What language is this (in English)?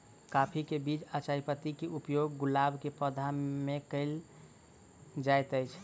Maithili